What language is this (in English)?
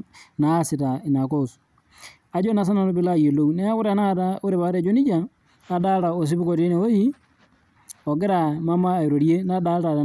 Masai